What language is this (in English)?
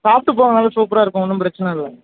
Tamil